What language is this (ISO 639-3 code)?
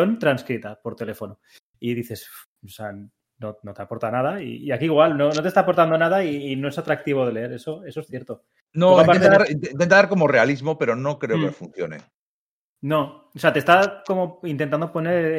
spa